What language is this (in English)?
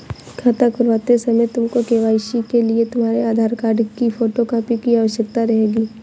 Hindi